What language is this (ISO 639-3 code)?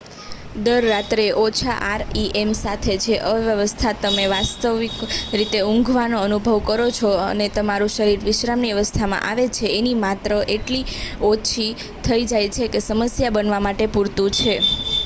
guj